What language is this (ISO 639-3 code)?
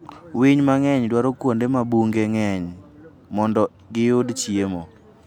luo